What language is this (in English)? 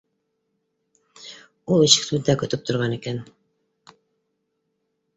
Bashkir